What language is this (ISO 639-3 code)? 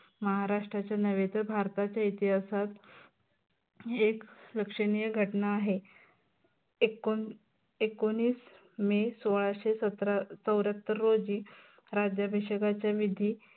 mar